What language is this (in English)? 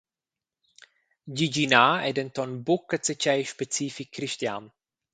Romansh